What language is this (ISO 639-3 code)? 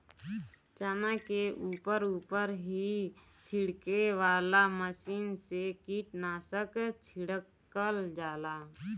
bho